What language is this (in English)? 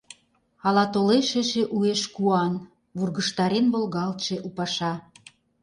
Mari